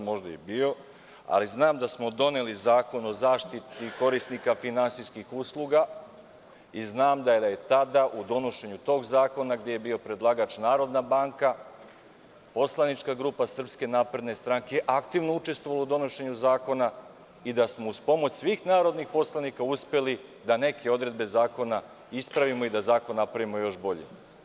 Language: Serbian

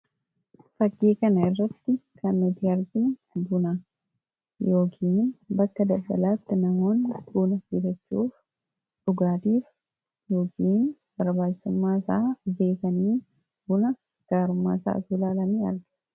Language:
Oromo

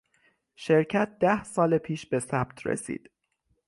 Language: Persian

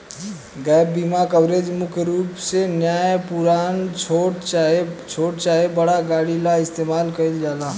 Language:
Bhojpuri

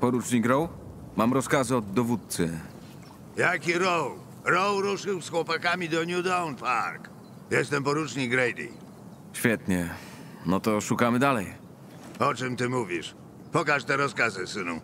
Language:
Polish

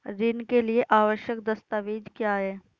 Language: Hindi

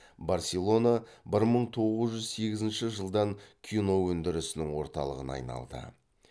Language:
Kazakh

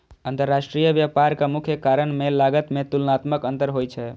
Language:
Maithili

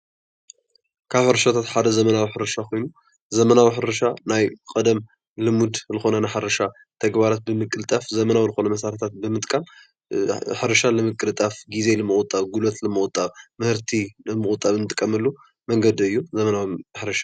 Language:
Tigrinya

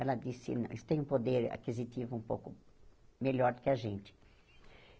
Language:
Portuguese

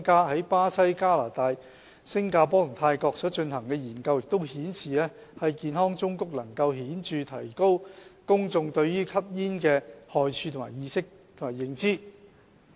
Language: Cantonese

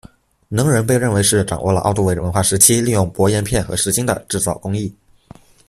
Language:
Chinese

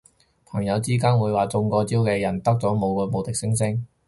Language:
Cantonese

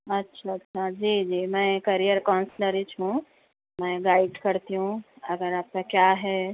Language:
Urdu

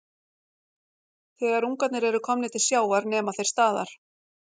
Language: Icelandic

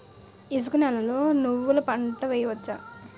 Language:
Telugu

